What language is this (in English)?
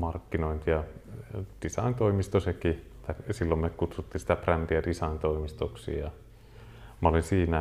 Finnish